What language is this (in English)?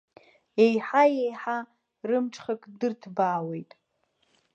Abkhazian